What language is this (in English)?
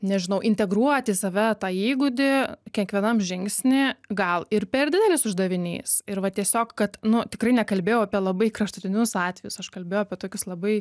Lithuanian